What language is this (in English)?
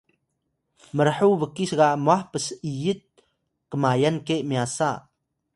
Atayal